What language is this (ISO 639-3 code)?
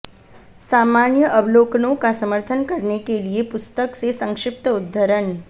hin